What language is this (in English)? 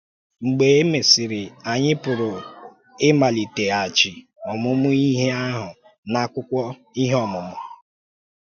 Igbo